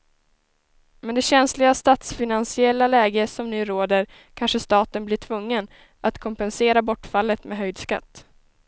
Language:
Swedish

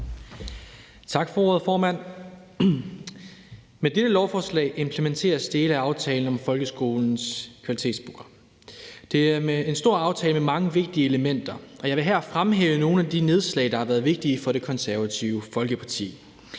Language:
Danish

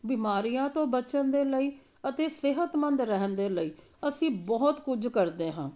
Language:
Punjabi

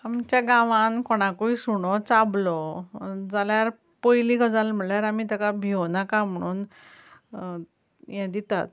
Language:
Konkani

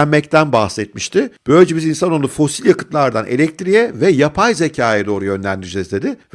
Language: Turkish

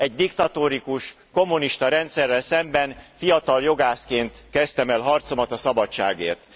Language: Hungarian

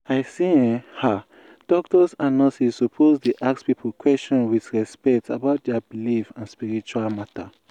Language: Nigerian Pidgin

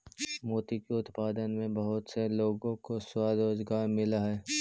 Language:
Magahi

